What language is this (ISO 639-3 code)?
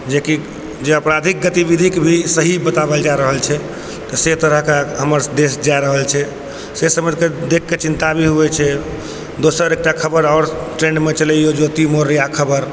mai